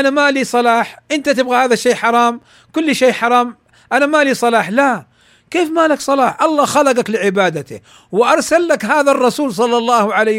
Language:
Arabic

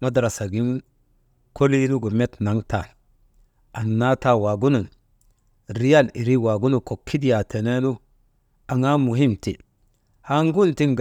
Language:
Maba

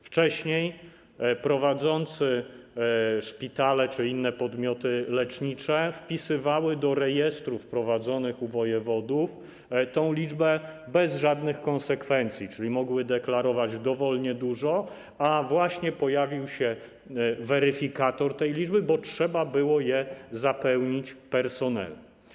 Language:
Polish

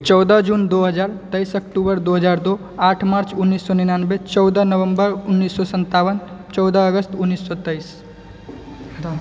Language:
Maithili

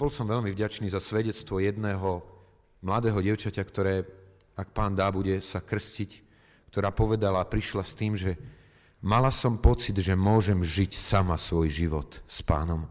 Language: Slovak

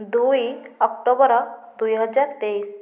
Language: Odia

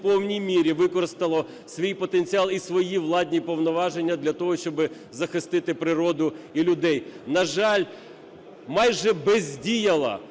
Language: Ukrainian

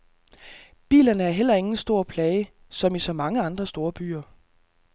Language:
Danish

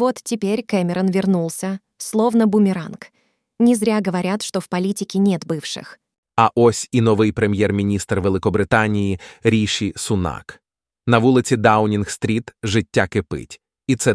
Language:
Ukrainian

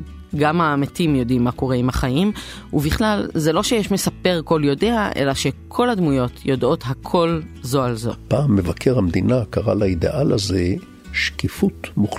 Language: Hebrew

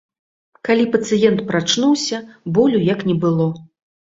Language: Belarusian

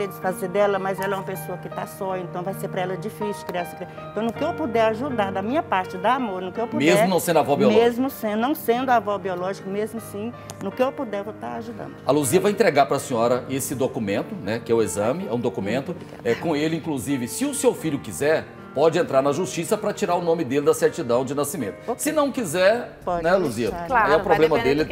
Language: Portuguese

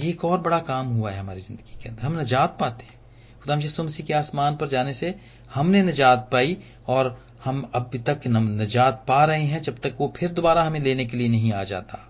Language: Hindi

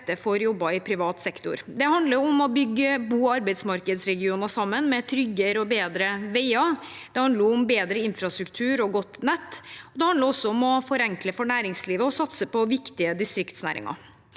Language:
Norwegian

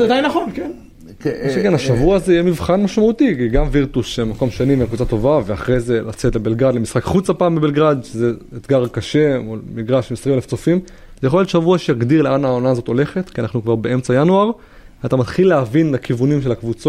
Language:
Hebrew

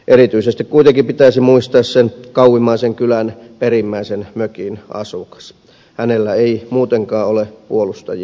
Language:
Finnish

